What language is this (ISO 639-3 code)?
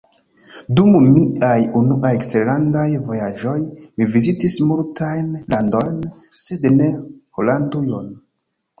epo